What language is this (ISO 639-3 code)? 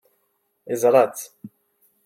kab